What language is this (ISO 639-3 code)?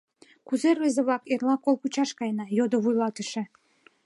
chm